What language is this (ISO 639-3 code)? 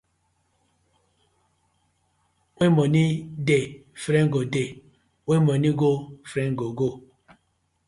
pcm